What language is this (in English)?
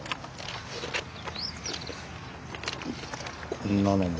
Japanese